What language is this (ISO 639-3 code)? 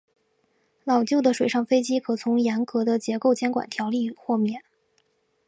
zho